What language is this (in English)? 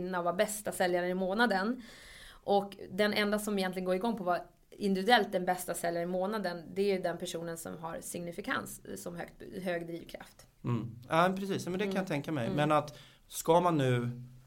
Swedish